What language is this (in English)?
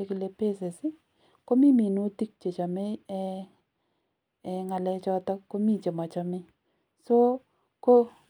Kalenjin